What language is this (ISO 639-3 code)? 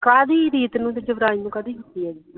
pan